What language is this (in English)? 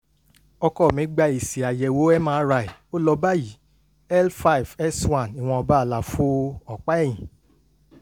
Yoruba